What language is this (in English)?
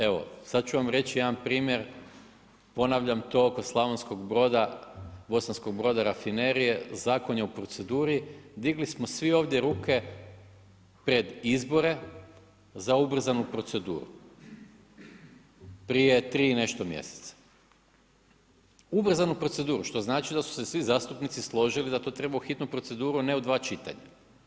Croatian